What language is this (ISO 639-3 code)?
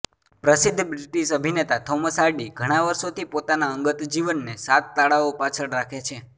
guj